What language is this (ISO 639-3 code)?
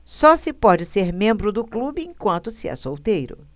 por